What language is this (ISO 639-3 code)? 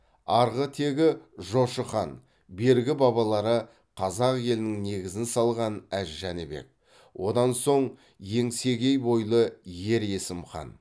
kaz